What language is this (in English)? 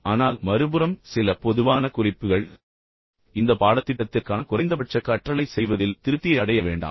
Tamil